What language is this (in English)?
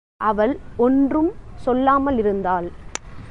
Tamil